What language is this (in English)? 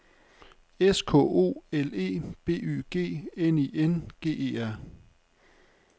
Danish